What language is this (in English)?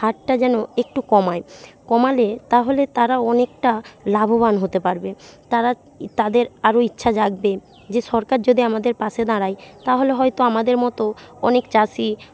Bangla